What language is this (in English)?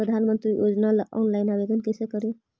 Magahi